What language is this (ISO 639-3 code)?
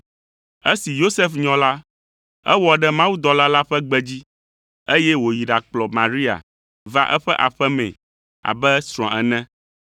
ewe